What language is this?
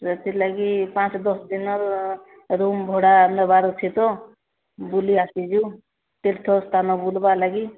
Odia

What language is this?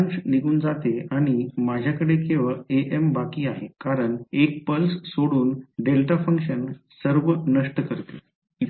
Marathi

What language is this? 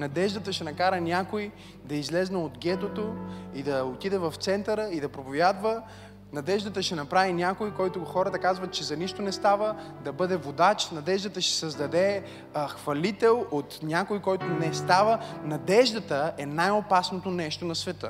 Bulgarian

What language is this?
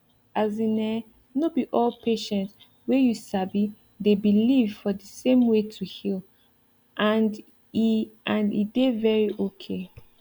Nigerian Pidgin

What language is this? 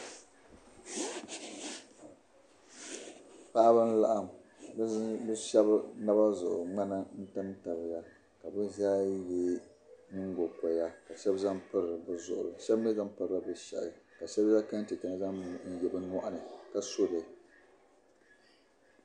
Dagbani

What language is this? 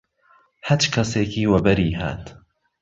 Central Kurdish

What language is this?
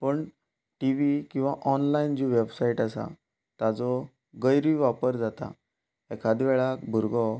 Konkani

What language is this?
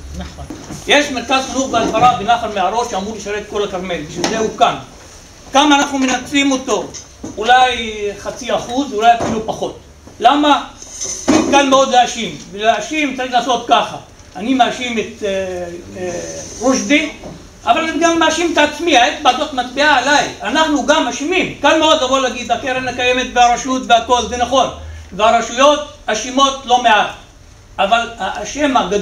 Hebrew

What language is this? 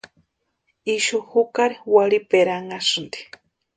Western Highland Purepecha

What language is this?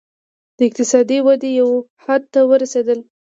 Pashto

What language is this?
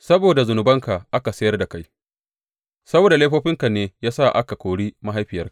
Hausa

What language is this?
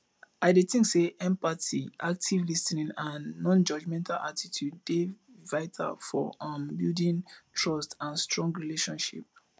Nigerian Pidgin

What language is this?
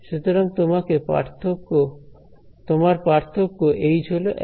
Bangla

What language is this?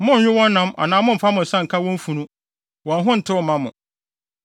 Akan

